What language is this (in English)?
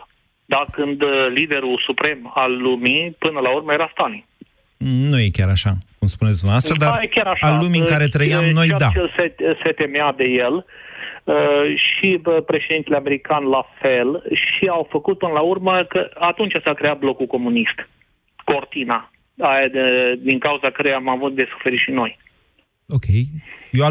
Romanian